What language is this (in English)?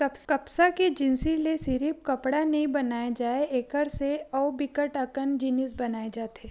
Chhattisgarhi